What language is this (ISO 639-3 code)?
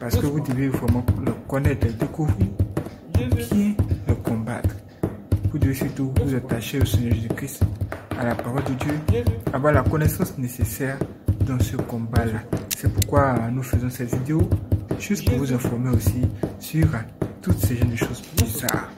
fra